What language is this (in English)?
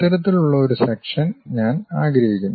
Malayalam